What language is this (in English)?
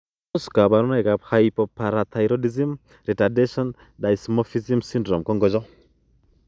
Kalenjin